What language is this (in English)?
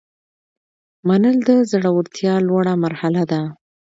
Pashto